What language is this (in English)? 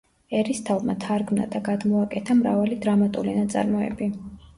Georgian